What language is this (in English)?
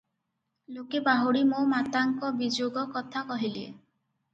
Odia